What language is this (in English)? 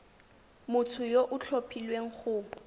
Tswana